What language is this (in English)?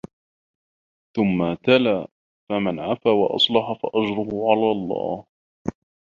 Arabic